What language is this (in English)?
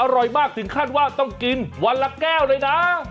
Thai